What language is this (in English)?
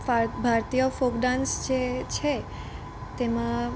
Gujarati